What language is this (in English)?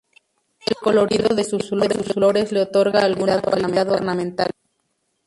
Spanish